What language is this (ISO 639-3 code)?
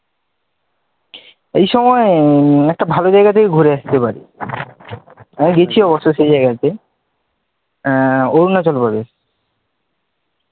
ben